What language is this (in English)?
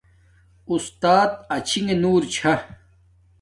Domaaki